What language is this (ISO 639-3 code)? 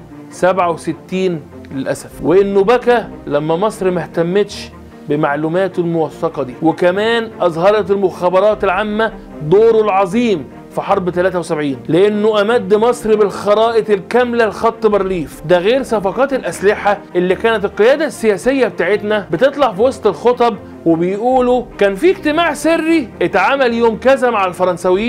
ara